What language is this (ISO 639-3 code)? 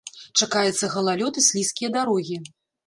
bel